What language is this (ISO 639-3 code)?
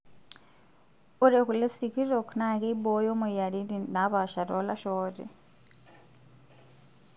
mas